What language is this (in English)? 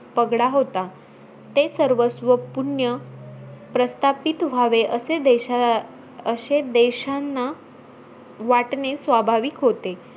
Marathi